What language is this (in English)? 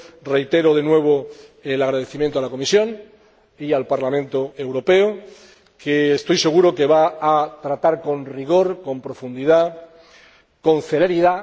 Spanish